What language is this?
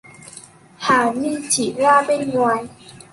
Vietnamese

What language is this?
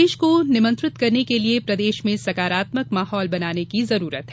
Hindi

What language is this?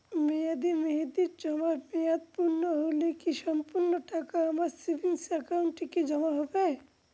Bangla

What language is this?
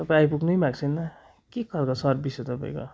Nepali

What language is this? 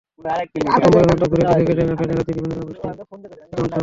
Bangla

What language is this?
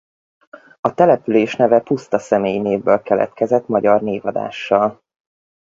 Hungarian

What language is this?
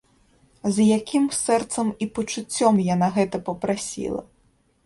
Belarusian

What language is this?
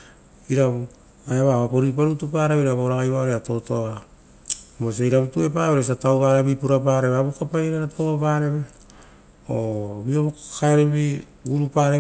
Rotokas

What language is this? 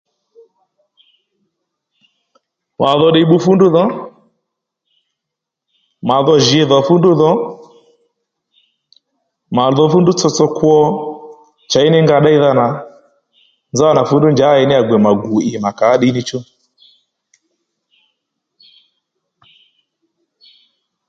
Lendu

